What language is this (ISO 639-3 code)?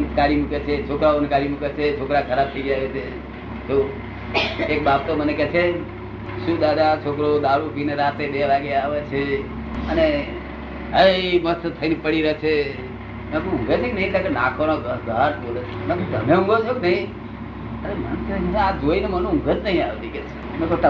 guj